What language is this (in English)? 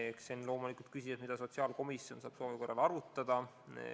Estonian